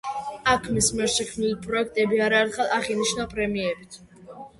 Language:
Georgian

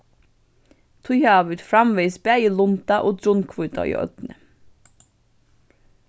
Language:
Faroese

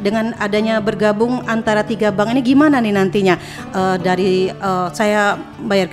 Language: Indonesian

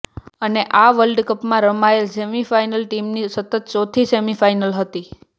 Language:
Gujarati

